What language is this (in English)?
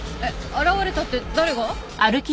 Japanese